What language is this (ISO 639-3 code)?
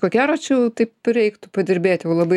lit